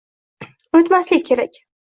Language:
Uzbek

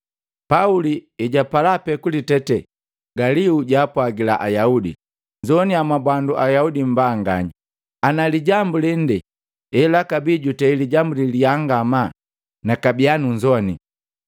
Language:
Matengo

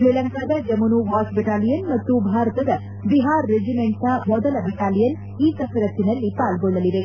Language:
Kannada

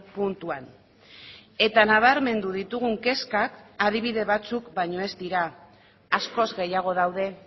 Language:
Basque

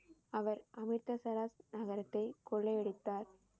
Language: Tamil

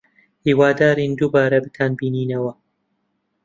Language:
Central Kurdish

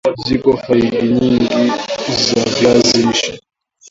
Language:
Swahili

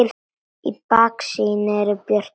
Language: Icelandic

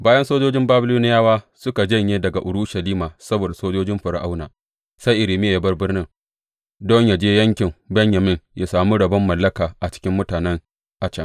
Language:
Hausa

